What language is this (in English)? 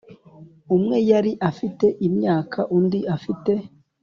Kinyarwanda